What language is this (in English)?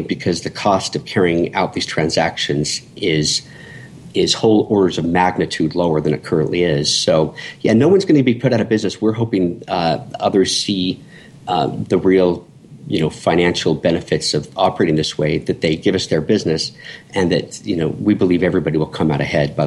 English